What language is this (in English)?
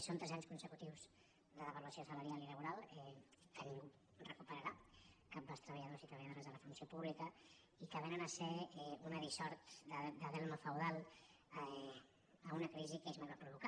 Catalan